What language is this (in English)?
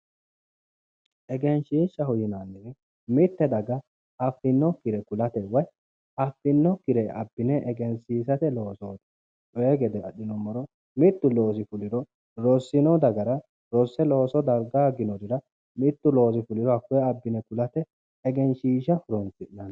Sidamo